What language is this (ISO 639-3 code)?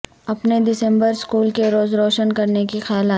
urd